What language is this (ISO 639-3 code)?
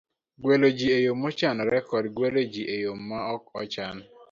luo